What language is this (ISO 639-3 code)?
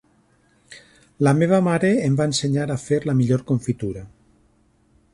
cat